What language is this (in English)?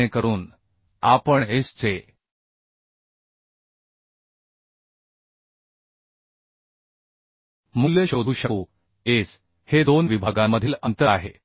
Marathi